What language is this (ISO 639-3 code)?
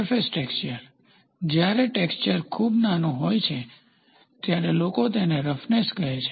guj